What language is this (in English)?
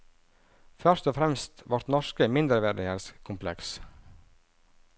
Norwegian